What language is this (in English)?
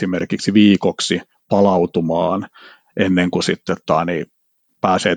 Finnish